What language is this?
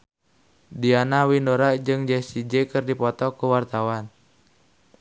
Sundanese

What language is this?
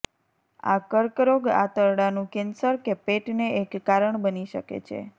Gujarati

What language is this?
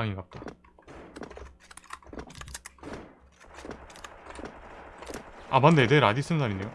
Korean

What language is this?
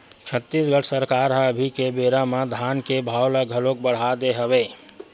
Chhattisgarhi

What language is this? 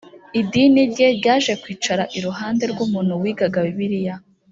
Kinyarwanda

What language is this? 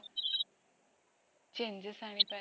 Odia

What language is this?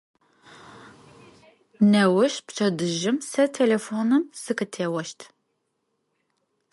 Adyghe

